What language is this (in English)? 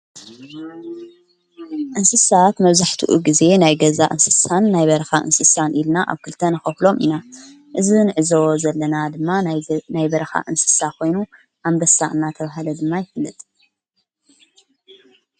Tigrinya